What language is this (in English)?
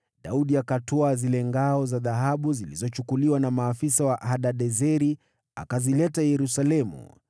Swahili